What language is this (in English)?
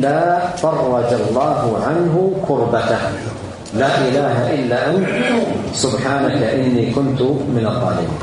Arabic